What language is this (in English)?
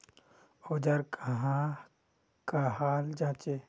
Magahi